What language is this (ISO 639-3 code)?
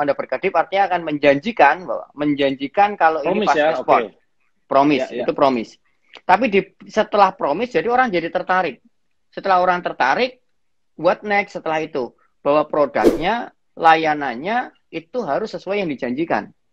ind